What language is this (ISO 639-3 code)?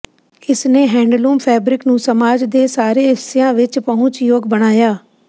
pan